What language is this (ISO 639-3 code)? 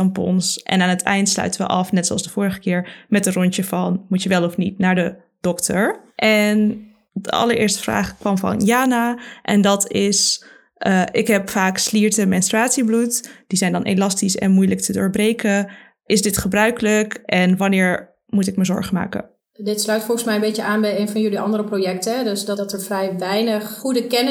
nld